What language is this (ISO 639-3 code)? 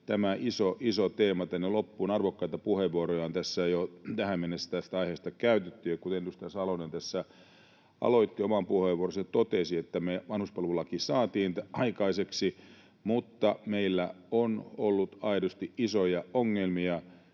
fin